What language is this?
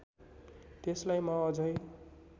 Nepali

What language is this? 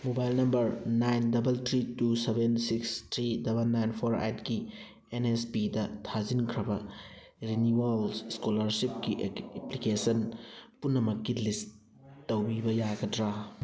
Manipuri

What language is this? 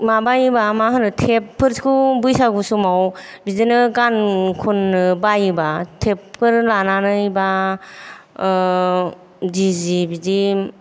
Bodo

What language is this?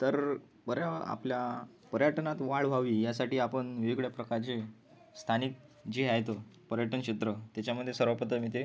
Marathi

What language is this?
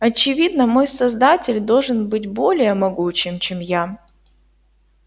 Russian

